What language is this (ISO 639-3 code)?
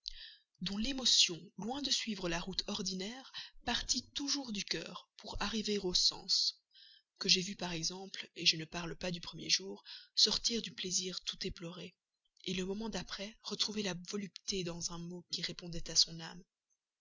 fra